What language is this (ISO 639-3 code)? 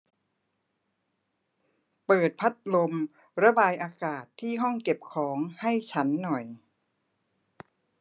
tha